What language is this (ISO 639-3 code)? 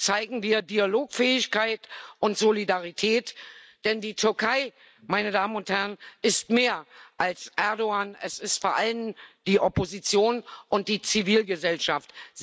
deu